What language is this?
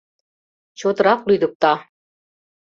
Mari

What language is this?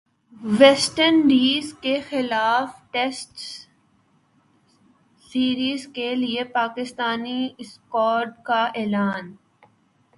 Urdu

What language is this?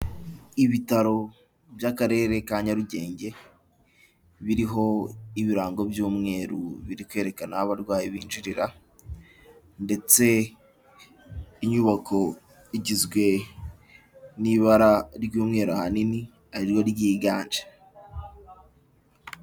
Kinyarwanda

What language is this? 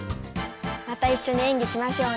Japanese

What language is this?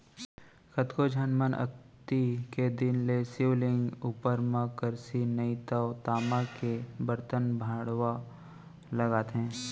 Chhattisgarhi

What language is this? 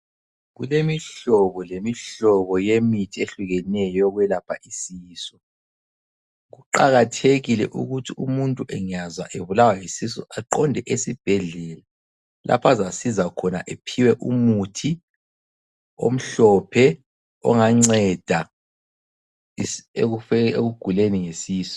North Ndebele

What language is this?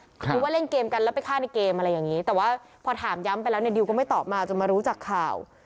Thai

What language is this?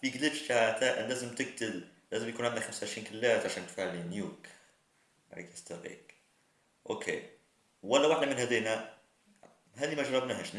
Arabic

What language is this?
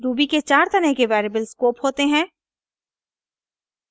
Hindi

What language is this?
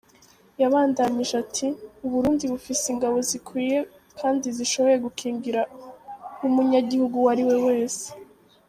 Kinyarwanda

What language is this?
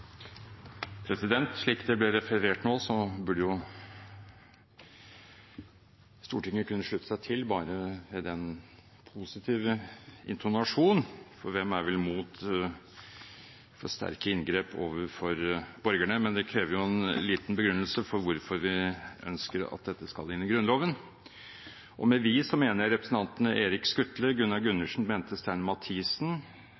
Norwegian Bokmål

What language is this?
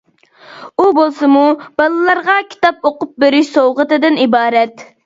Uyghur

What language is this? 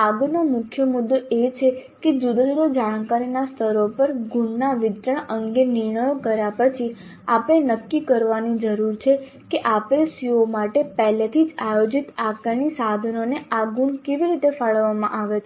Gujarati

